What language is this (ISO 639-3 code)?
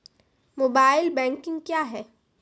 mai